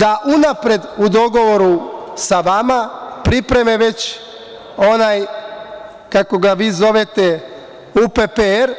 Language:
Serbian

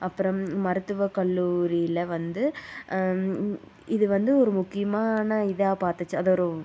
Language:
Tamil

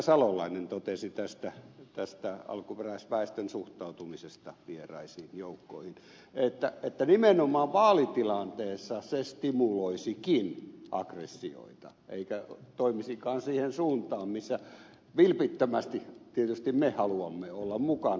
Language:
Finnish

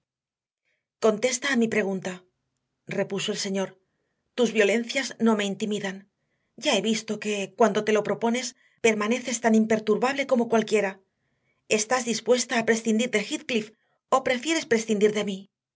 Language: Spanish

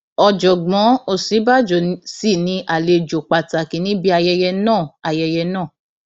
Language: Yoruba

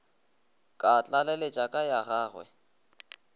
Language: Northern Sotho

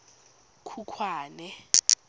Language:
Tswana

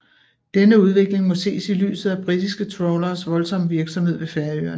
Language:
Danish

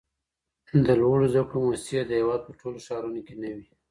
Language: Pashto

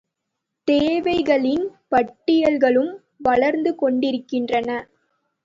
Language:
Tamil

